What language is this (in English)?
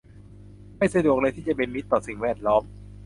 Thai